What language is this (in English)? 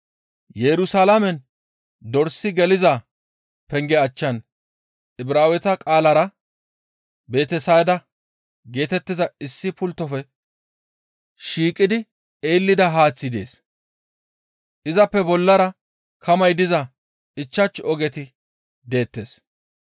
Gamo